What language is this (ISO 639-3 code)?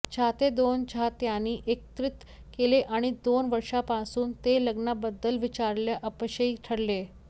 mar